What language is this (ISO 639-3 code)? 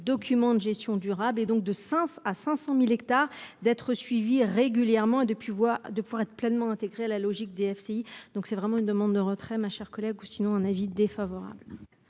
fra